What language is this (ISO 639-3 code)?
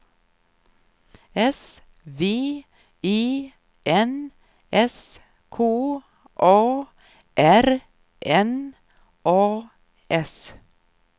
swe